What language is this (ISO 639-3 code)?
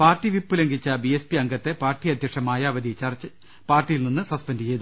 mal